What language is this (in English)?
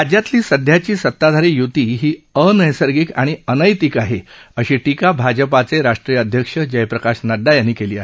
Marathi